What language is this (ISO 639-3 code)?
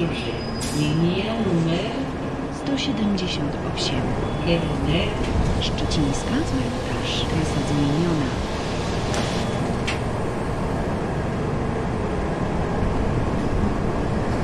pol